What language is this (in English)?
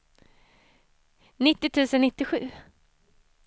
Swedish